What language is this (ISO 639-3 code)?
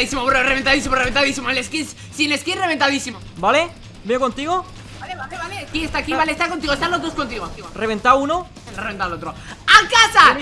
spa